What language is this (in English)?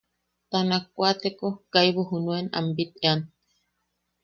Yaqui